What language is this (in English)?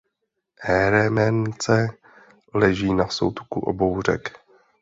Czech